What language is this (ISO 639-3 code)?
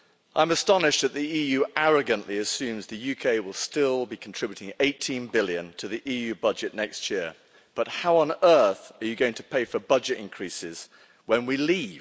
eng